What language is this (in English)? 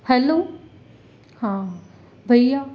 Sindhi